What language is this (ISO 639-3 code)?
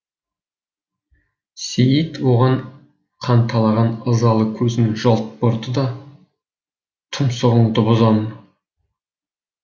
kaz